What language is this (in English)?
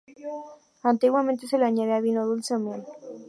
Spanish